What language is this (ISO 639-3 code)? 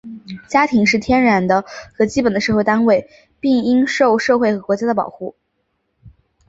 zho